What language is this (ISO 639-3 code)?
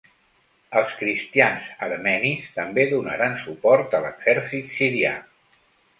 cat